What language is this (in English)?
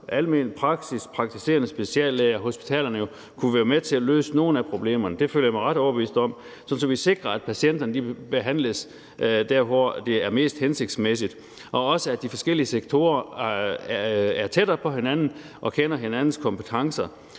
Danish